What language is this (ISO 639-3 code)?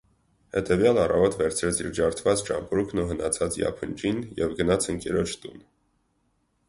hye